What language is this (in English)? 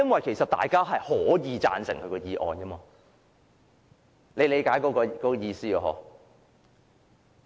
Cantonese